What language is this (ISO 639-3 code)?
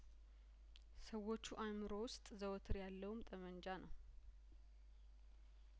amh